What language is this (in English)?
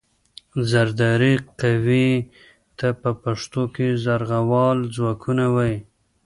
Pashto